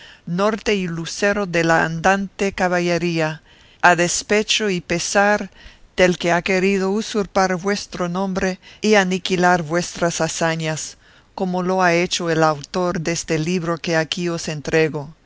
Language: Spanish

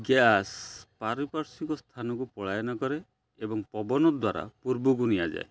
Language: Odia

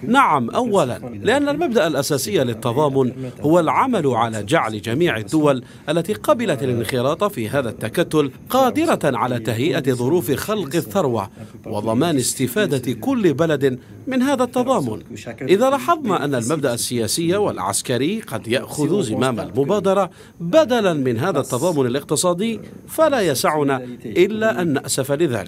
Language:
Arabic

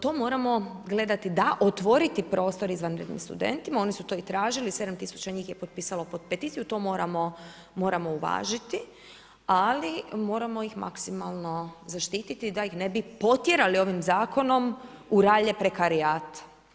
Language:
Croatian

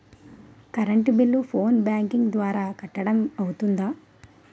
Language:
Telugu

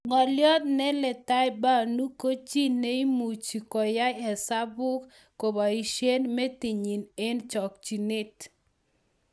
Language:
Kalenjin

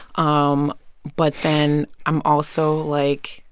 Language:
English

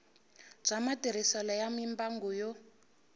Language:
Tsonga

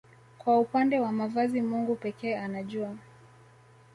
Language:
Swahili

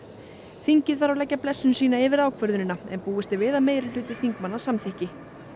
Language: Icelandic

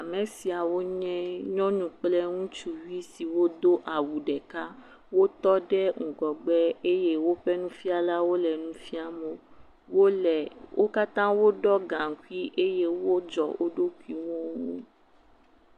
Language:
Ewe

